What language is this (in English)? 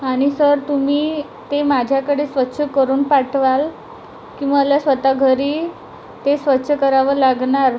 Marathi